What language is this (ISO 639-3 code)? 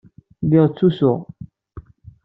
kab